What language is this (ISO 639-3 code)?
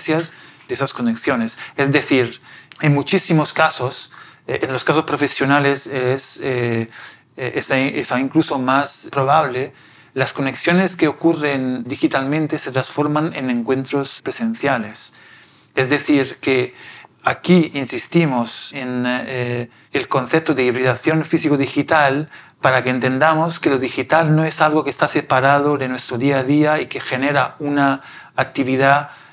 spa